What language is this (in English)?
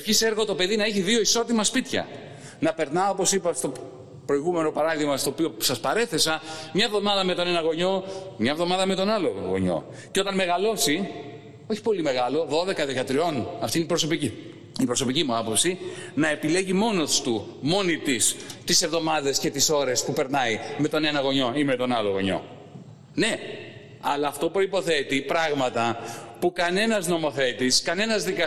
Greek